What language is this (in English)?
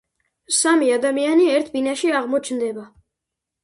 Georgian